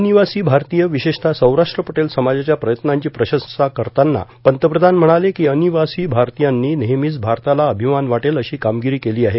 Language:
Marathi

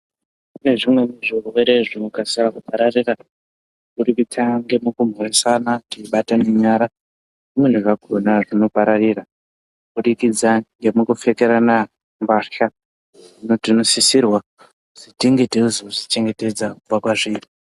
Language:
Ndau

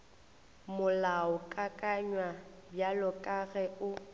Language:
Northern Sotho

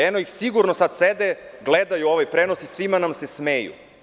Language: Serbian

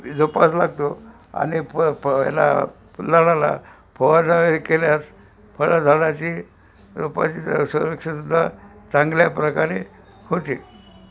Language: Marathi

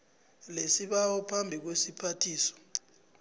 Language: South Ndebele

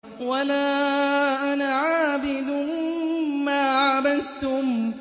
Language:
Arabic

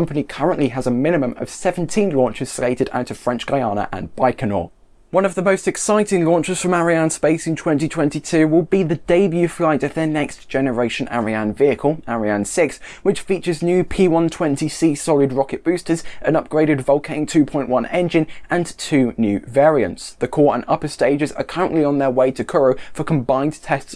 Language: English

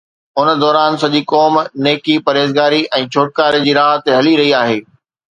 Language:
Sindhi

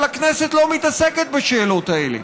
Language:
Hebrew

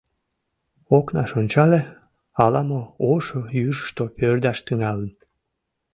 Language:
Mari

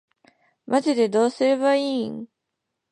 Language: Japanese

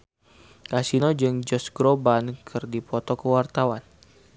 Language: Sundanese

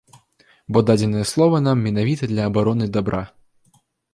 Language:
Belarusian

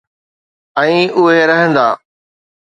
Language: Sindhi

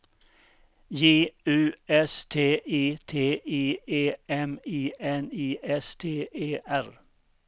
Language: Swedish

